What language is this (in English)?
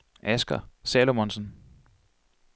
Danish